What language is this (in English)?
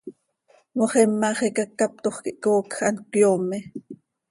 Seri